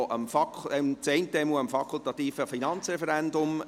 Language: Swiss German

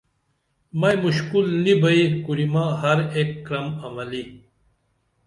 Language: Dameli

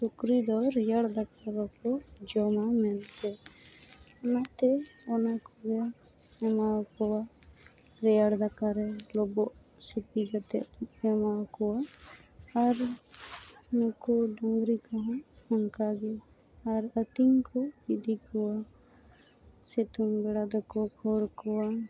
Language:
Santali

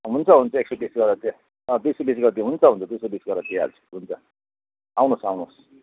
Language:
Nepali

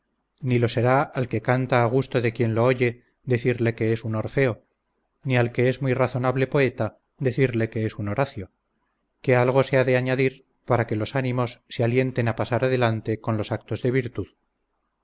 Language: Spanish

